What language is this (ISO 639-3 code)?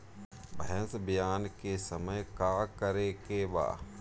bho